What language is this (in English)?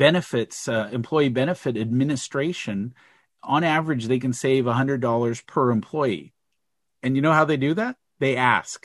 English